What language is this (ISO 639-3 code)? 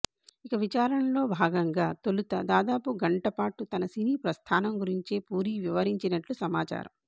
tel